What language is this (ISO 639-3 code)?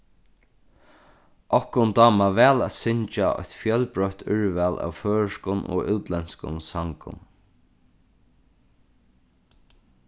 fao